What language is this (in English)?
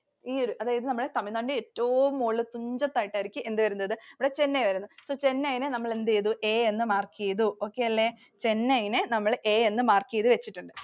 Malayalam